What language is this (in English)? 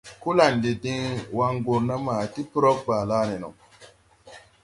Tupuri